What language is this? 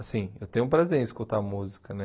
Portuguese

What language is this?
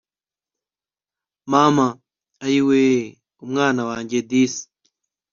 Kinyarwanda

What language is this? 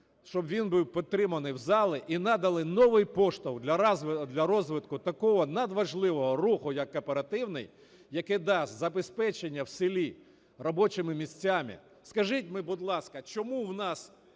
Ukrainian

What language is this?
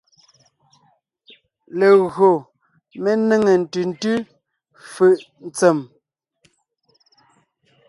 Ngiemboon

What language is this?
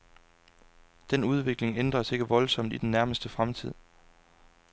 Danish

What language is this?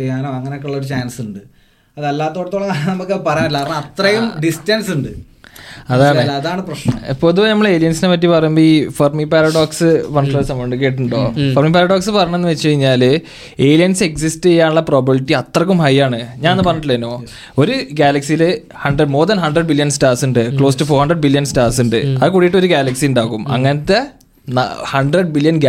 Malayalam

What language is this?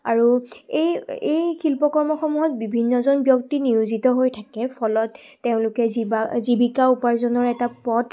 Assamese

